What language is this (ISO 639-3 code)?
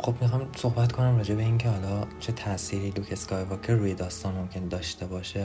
fas